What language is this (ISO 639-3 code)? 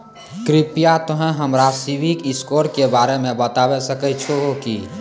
mai